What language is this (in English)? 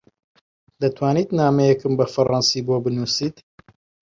Central Kurdish